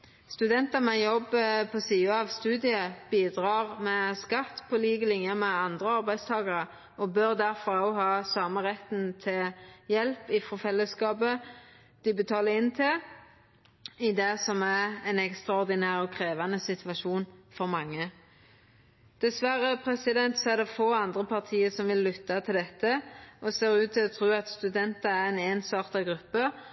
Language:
Norwegian Nynorsk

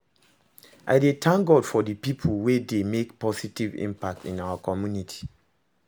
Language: Nigerian Pidgin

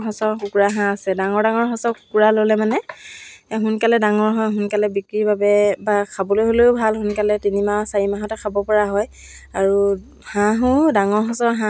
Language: Assamese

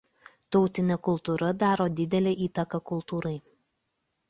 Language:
Lithuanian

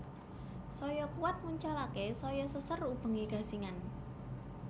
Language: Javanese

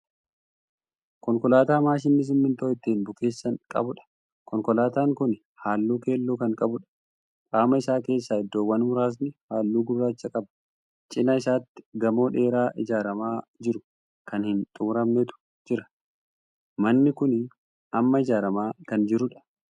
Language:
Oromo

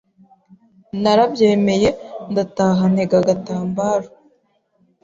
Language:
Kinyarwanda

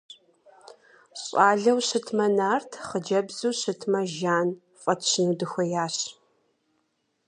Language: Kabardian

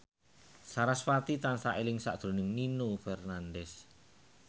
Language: Javanese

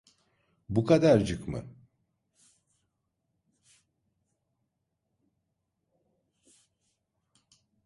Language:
Turkish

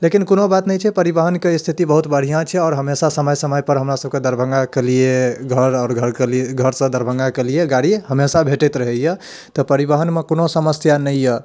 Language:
Maithili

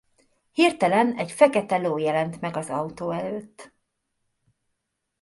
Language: Hungarian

